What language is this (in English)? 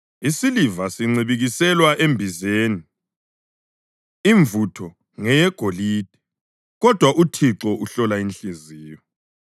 North Ndebele